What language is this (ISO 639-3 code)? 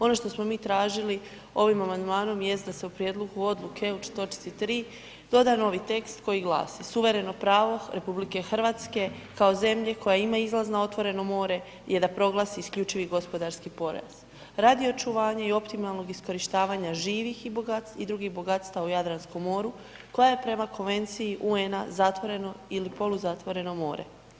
hrv